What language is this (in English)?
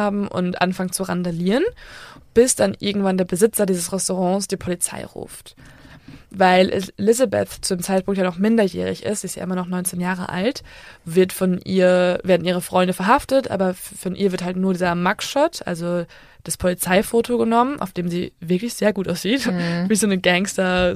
German